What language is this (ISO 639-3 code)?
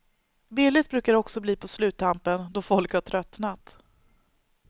swe